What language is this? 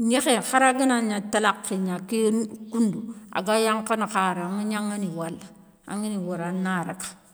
Soninke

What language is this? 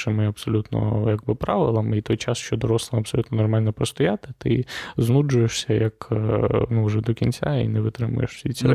Ukrainian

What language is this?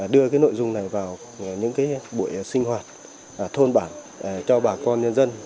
Vietnamese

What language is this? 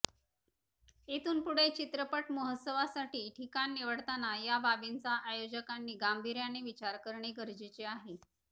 Marathi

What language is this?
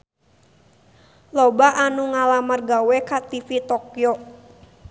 Sundanese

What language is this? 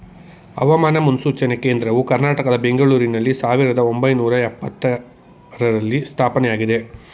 Kannada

